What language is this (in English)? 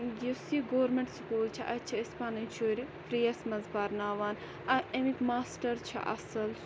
Kashmiri